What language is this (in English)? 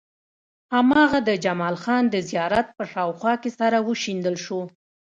Pashto